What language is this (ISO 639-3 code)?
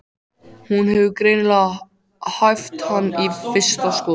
isl